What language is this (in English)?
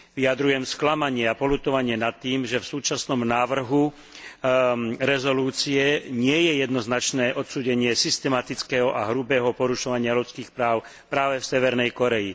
Slovak